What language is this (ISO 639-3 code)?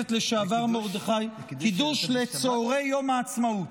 heb